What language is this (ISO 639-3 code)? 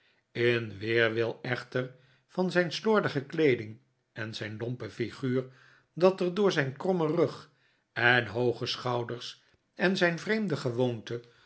nld